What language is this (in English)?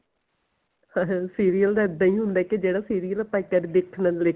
Punjabi